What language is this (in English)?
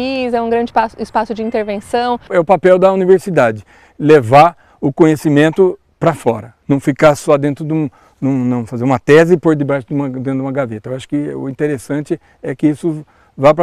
Portuguese